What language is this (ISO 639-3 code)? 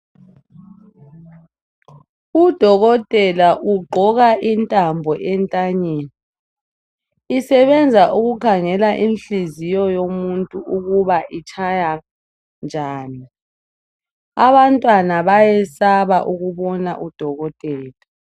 nde